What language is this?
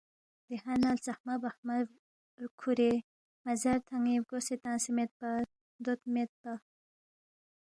Balti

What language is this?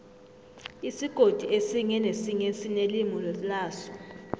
South Ndebele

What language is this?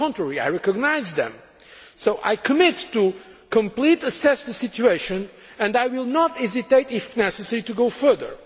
English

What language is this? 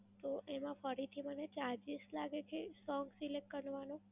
Gujarati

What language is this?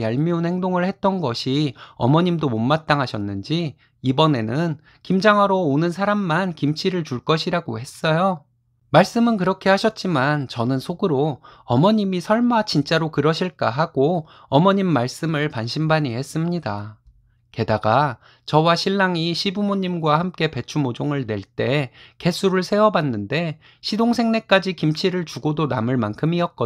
Korean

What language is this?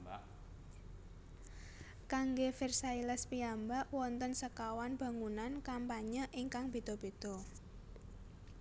Javanese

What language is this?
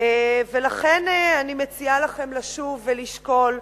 Hebrew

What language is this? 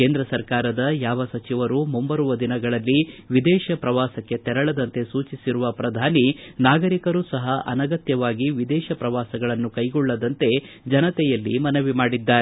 Kannada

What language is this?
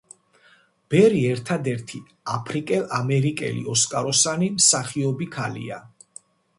Georgian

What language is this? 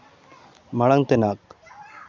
Santali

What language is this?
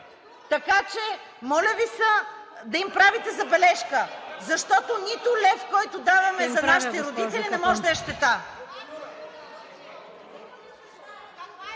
Bulgarian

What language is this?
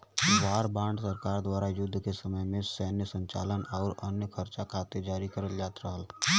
Bhojpuri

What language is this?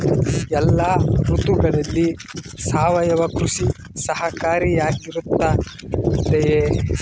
Kannada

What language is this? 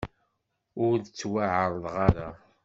Kabyle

